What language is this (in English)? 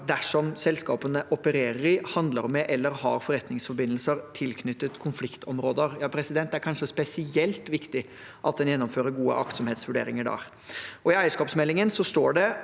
Norwegian